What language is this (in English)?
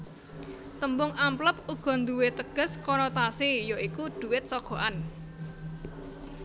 Javanese